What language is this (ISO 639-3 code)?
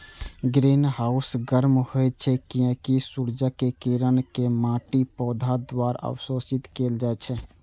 mai